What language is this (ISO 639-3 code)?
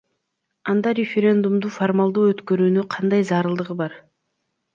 kir